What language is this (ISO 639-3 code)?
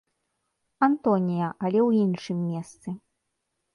bel